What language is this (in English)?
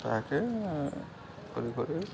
Odia